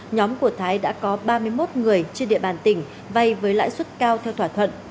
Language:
Vietnamese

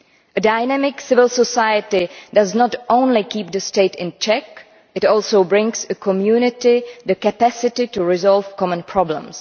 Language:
English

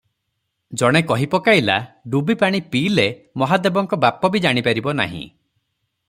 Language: Odia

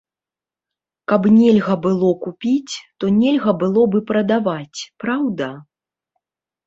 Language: Belarusian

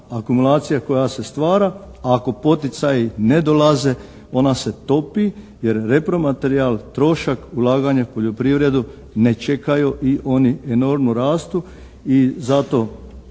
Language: Croatian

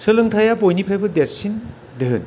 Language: Bodo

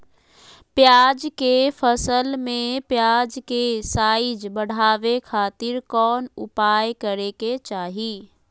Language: Magahi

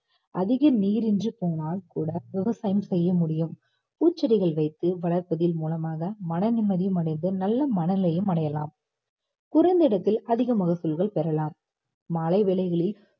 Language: Tamil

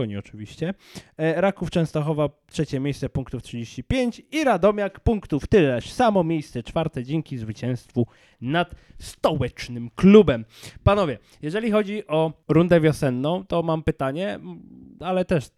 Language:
Polish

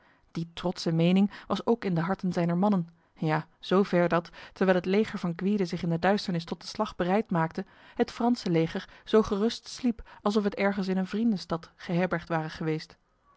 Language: Dutch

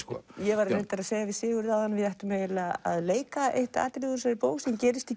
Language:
Icelandic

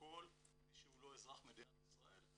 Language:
Hebrew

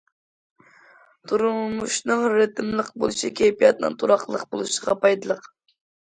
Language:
Uyghur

